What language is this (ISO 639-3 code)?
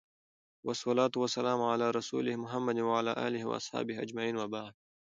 pus